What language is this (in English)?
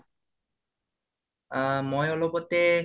Assamese